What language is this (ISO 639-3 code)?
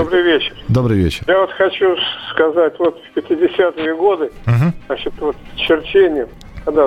rus